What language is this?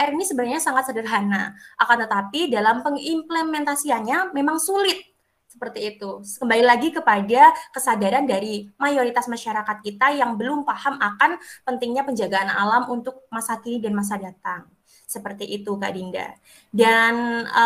Indonesian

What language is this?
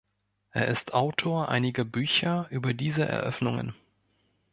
German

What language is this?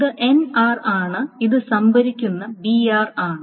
Malayalam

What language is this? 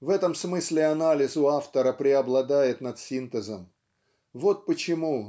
Russian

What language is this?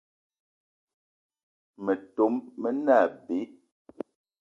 Eton (Cameroon)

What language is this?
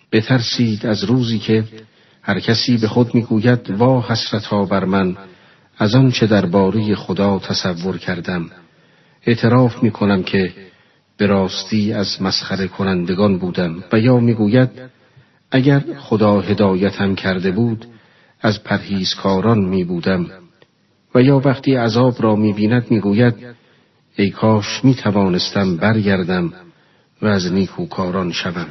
Persian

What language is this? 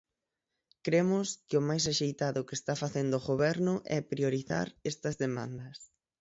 Galician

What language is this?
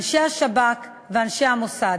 Hebrew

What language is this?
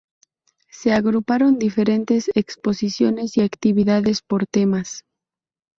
Spanish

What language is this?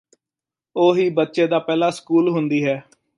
Punjabi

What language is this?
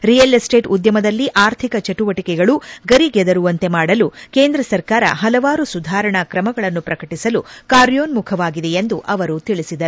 Kannada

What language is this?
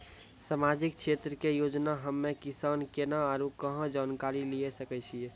Maithili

